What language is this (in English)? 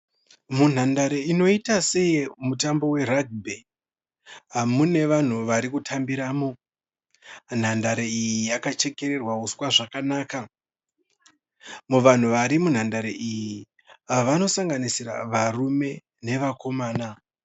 Shona